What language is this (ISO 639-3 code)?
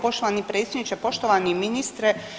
hrv